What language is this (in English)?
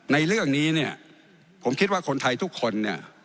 Thai